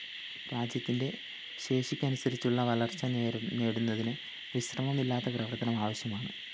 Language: Malayalam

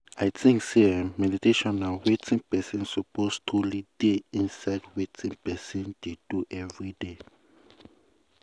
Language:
Nigerian Pidgin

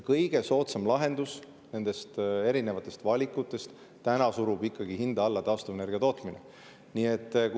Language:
Estonian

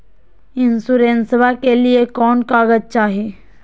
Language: Magahi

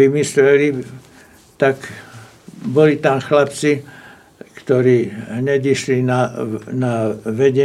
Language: Slovak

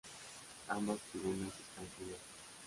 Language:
Spanish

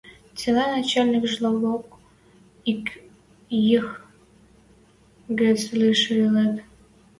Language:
Western Mari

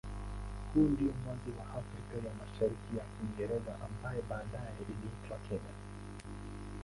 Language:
Swahili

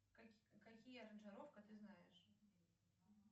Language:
Russian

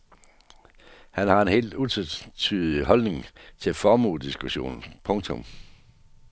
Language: Danish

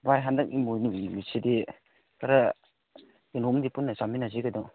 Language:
Manipuri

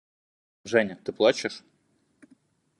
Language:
Russian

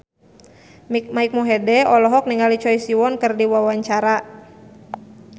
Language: Sundanese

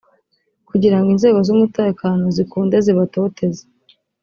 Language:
Kinyarwanda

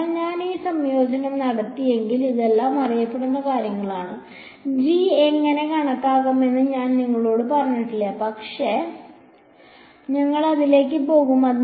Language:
Malayalam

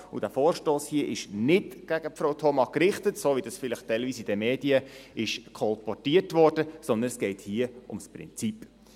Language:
Swiss German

